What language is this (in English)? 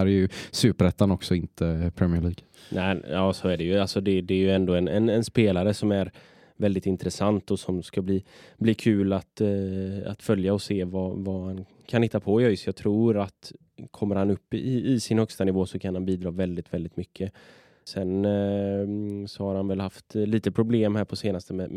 Swedish